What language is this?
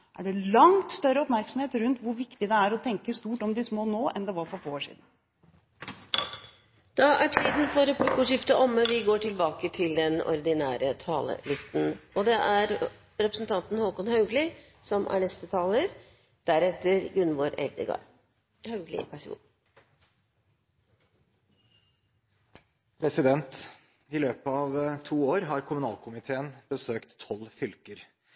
Norwegian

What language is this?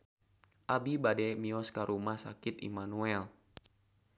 Sundanese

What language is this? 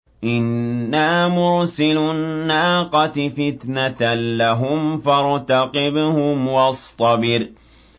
Arabic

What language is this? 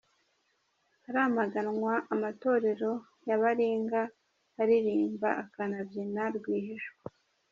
Kinyarwanda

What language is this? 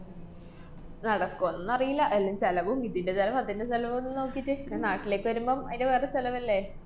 Malayalam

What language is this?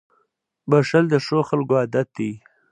Pashto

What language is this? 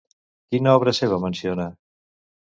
Catalan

